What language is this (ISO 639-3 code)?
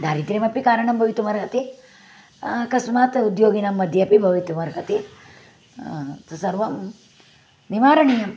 san